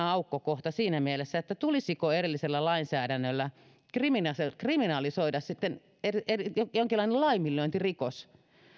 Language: Finnish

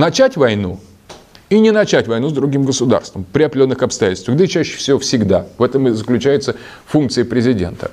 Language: Russian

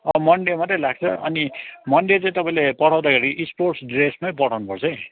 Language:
Nepali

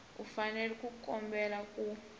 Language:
Tsonga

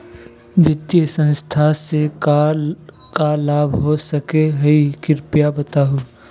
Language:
Magahi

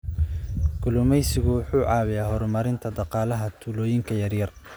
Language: Somali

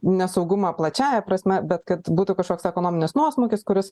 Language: Lithuanian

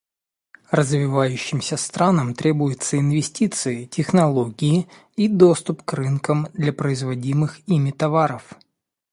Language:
Russian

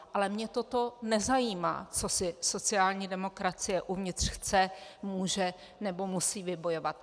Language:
Czech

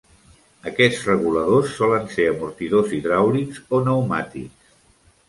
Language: Catalan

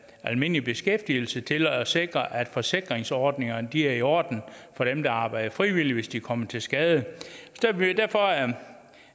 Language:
Danish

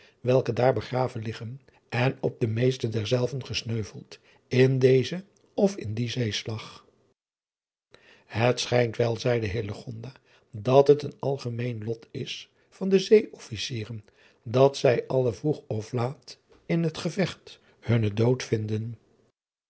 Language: Dutch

